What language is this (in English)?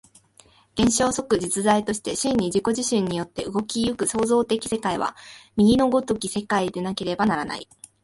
Japanese